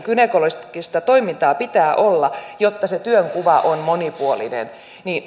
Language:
Finnish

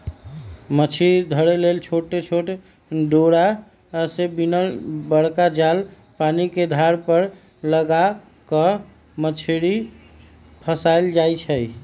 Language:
Magahi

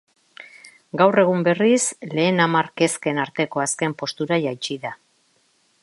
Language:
Basque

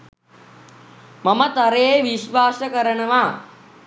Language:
Sinhala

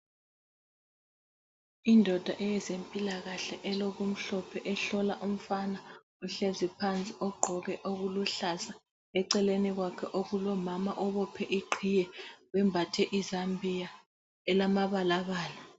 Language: North Ndebele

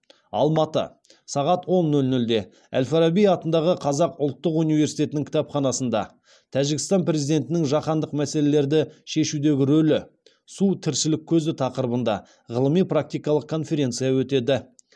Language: Kazakh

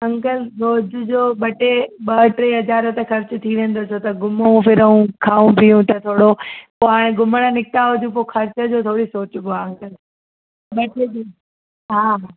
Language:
Sindhi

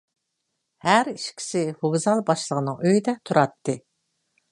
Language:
Uyghur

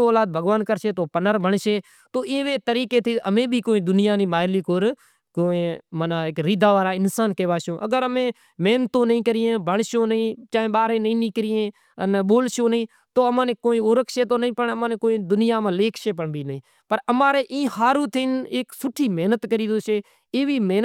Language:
Kachi Koli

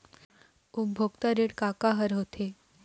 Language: Chhattisgarhi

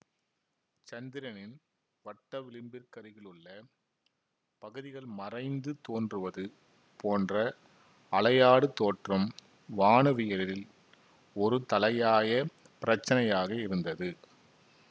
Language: Tamil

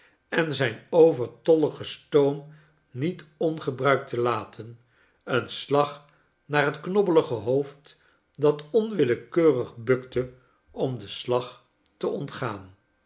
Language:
Dutch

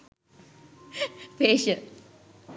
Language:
Sinhala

